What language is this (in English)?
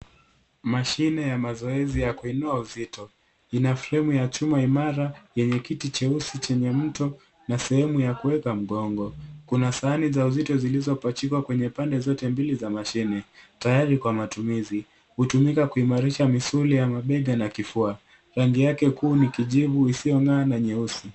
Swahili